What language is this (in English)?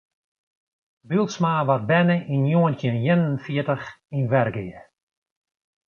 Western Frisian